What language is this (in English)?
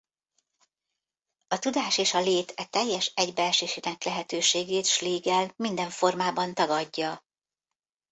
Hungarian